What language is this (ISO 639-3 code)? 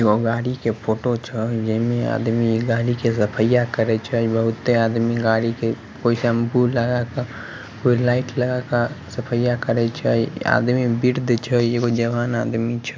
mag